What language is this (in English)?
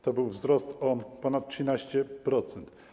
Polish